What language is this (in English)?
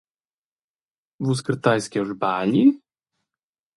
Romansh